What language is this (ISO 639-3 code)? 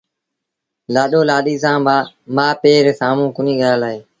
sbn